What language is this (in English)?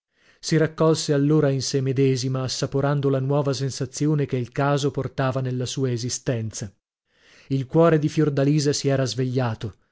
Italian